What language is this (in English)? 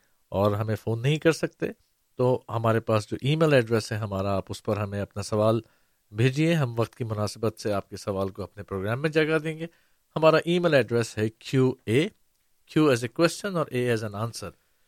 Urdu